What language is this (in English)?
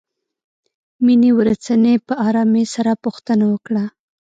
Pashto